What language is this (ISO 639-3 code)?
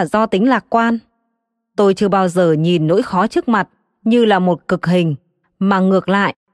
vie